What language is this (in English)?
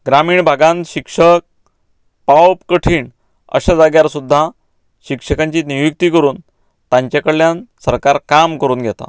Konkani